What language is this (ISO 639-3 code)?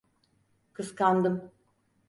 tur